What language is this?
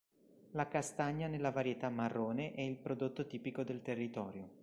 Italian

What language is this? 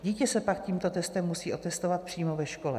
Czech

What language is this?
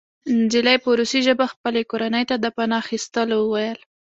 Pashto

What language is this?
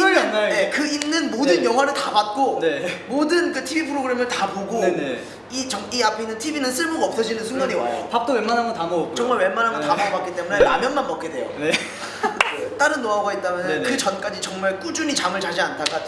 Korean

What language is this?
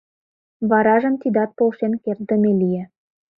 Mari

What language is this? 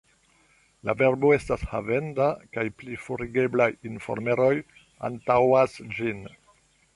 Esperanto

